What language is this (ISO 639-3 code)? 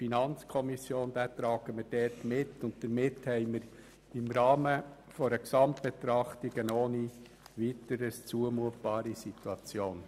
gsw